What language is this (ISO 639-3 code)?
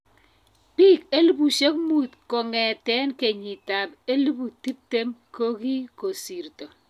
kln